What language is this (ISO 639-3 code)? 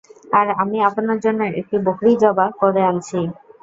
ben